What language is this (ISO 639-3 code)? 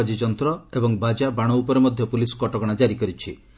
ori